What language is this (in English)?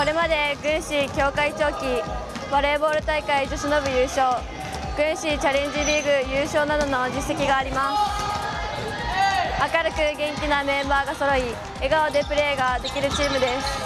Japanese